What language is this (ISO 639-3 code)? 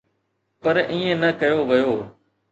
snd